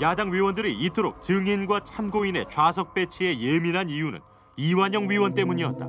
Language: Korean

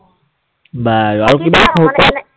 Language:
Assamese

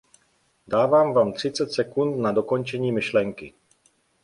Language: Czech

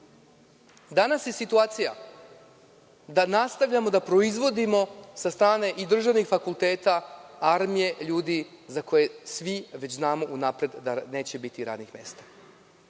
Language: Serbian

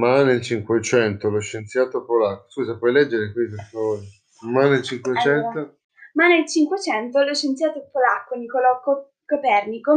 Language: Italian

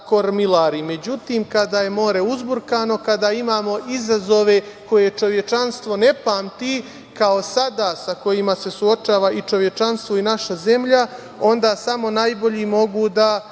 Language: Serbian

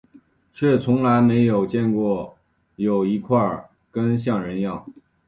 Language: Chinese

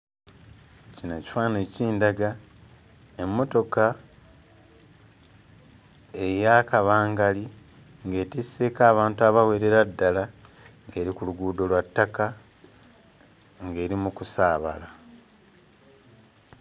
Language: Ganda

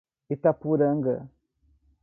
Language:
Portuguese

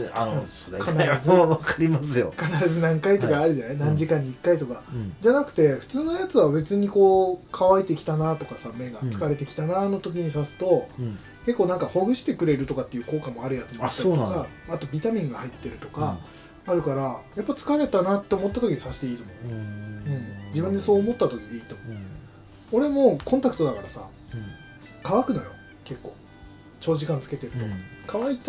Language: Japanese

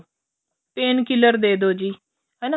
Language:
Punjabi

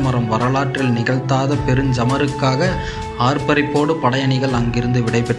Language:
Tamil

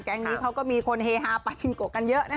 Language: Thai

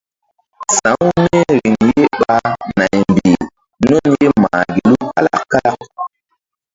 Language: Mbum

